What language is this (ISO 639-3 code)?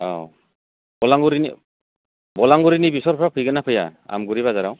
brx